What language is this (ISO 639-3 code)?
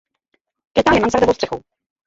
ces